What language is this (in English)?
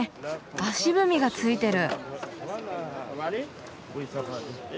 Japanese